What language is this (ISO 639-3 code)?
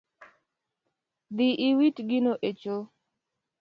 luo